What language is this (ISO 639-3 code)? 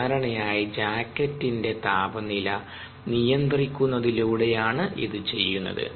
mal